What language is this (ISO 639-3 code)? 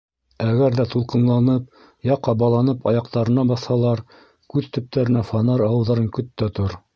bak